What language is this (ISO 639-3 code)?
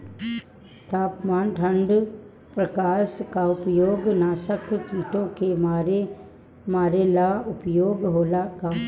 bho